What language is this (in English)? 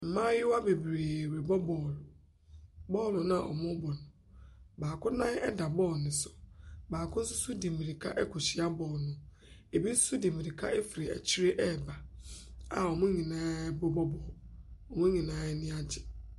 Akan